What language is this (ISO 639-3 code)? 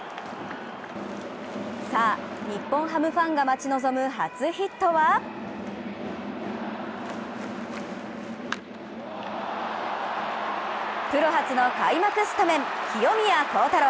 jpn